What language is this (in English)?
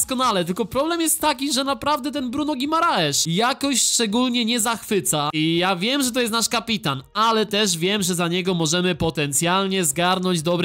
Polish